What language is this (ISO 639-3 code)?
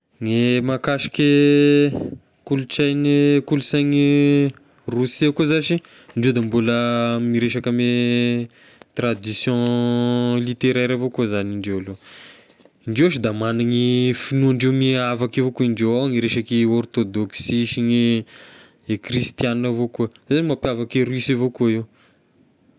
tkg